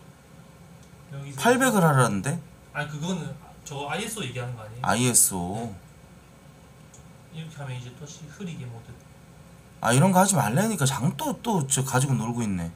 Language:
Korean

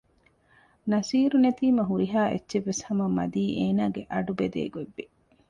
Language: Divehi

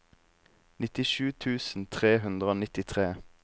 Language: Norwegian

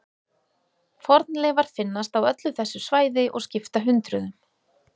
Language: Icelandic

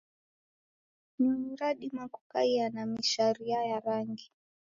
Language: Taita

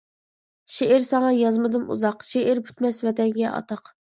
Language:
Uyghur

